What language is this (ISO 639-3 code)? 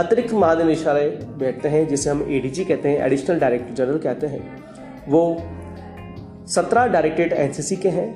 hin